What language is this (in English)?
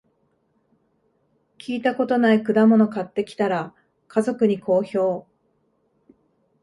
Japanese